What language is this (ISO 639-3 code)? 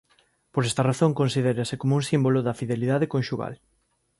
glg